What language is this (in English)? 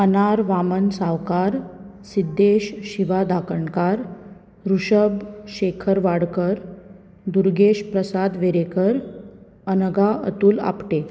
Konkani